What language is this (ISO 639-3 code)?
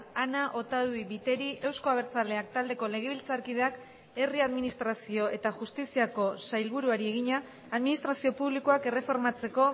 eus